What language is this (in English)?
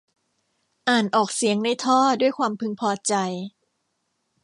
Thai